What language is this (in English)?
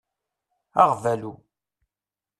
Kabyle